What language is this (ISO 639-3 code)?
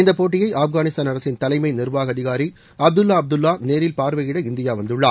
tam